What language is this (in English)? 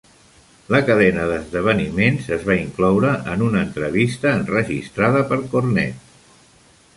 Catalan